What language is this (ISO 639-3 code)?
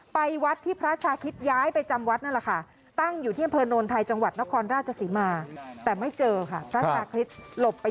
tha